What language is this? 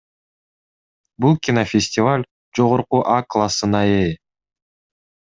Kyrgyz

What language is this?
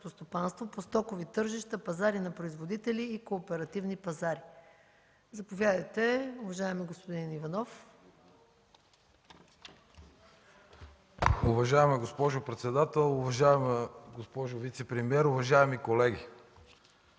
Bulgarian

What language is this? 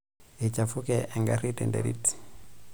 Masai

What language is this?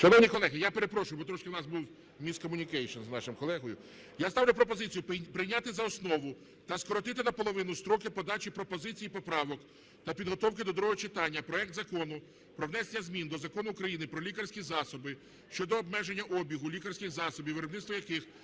Ukrainian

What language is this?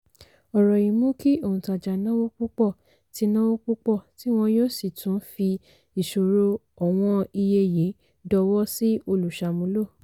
Yoruba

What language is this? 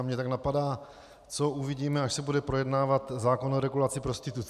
Czech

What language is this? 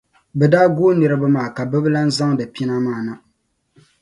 Dagbani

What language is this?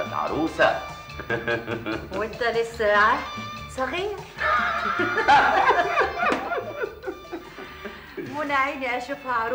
Arabic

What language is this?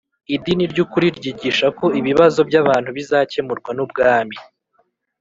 Kinyarwanda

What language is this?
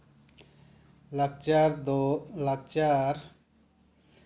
Santali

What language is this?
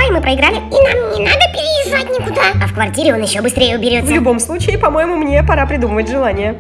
Russian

